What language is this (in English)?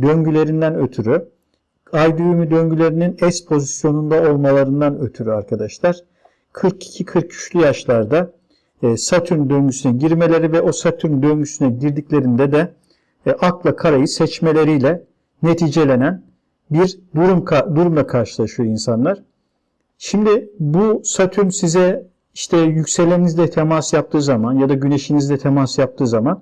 Turkish